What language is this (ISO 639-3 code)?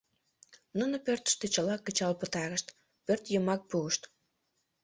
chm